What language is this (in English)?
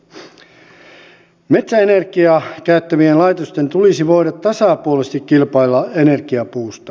Finnish